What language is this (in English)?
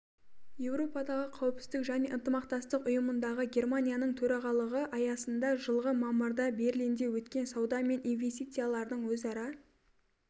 Kazakh